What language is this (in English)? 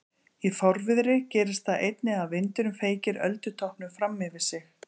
Icelandic